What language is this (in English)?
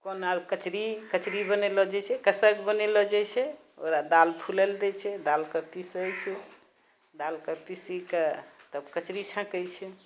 Maithili